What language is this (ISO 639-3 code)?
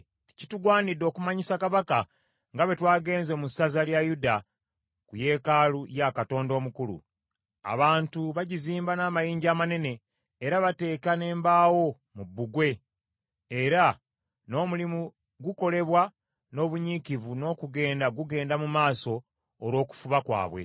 lug